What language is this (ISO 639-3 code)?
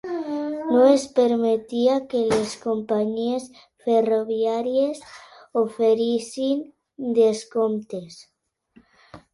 cat